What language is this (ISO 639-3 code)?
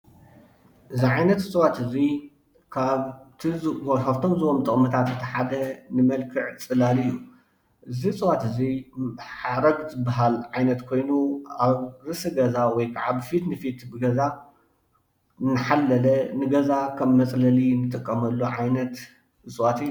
tir